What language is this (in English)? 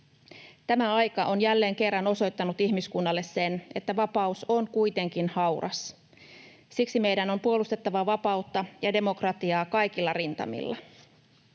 Finnish